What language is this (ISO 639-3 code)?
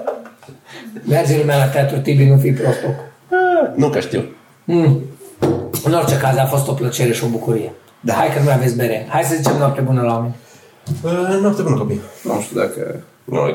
ron